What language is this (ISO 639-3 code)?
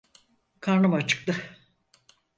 tur